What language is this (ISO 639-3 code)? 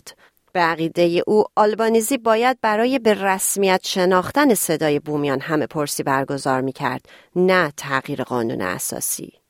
fas